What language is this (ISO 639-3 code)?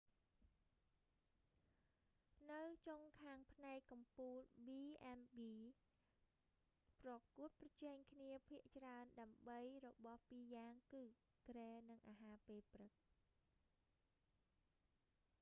khm